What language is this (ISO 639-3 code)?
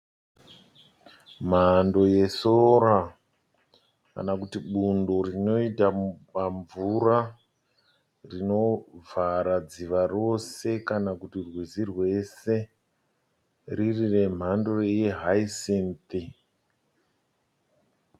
sna